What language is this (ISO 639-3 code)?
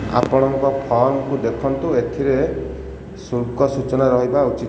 ori